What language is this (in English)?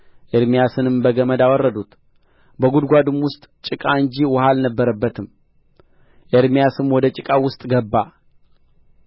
Amharic